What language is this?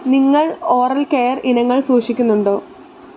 Malayalam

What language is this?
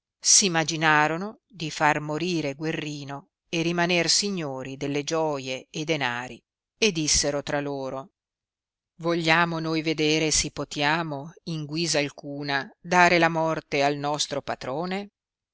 Italian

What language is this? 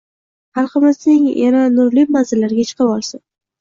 Uzbek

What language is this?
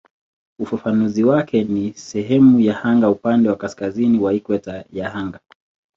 Swahili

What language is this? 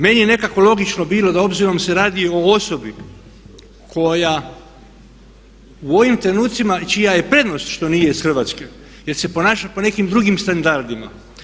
Croatian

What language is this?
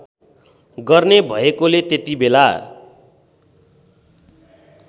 Nepali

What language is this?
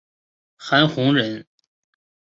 Chinese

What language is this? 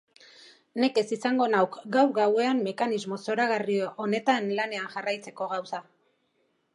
Basque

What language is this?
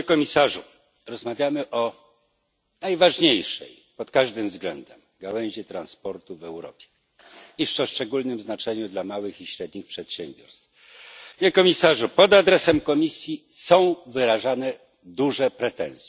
Polish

